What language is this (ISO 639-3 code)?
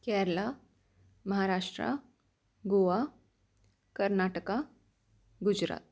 mar